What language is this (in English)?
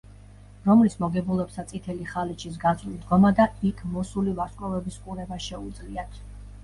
Georgian